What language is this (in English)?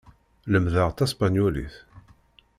Kabyle